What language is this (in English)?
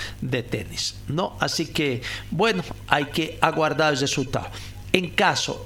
Spanish